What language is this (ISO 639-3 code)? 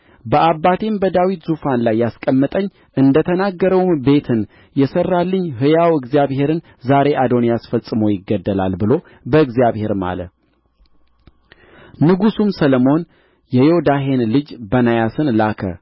amh